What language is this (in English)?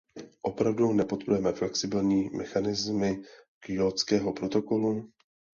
Czech